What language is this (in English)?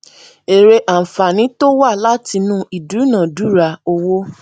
Yoruba